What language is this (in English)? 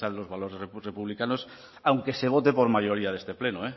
Spanish